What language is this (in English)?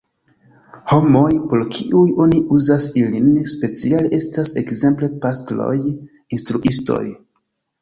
Esperanto